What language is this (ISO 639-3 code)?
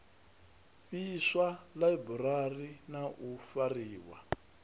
ven